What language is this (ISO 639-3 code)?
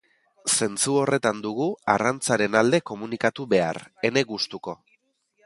eus